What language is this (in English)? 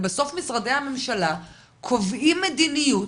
Hebrew